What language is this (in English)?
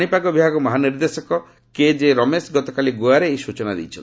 Odia